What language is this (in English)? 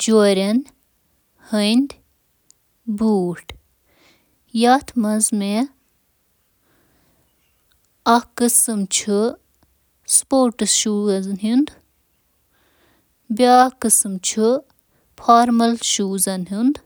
Kashmiri